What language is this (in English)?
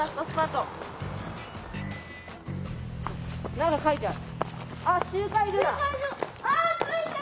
Japanese